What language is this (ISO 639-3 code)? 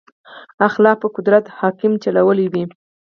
pus